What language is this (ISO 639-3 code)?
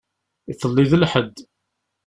kab